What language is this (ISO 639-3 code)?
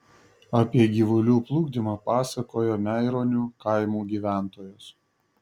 lit